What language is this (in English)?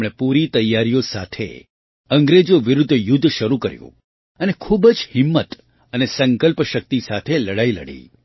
Gujarati